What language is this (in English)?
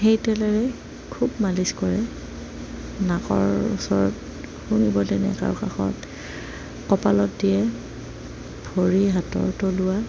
Assamese